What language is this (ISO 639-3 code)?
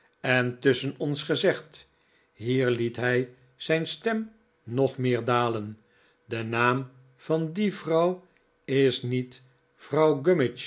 nld